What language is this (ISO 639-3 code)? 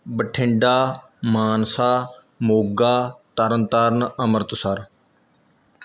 pan